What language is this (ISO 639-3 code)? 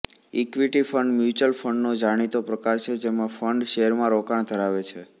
guj